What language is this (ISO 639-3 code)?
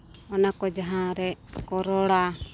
sat